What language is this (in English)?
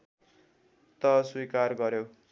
Nepali